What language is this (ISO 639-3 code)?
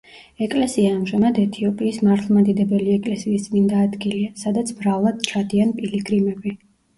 kat